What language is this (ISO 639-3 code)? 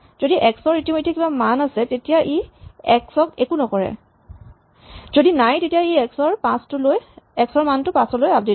asm